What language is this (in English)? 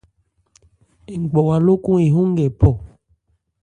Ebrié